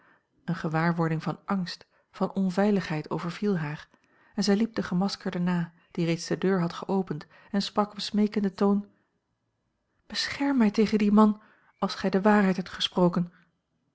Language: Dutch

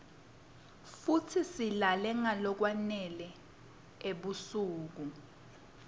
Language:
Swati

